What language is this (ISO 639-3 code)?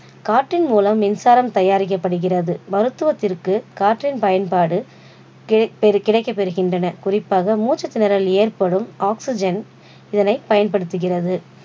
tam